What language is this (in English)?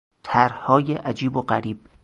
Persian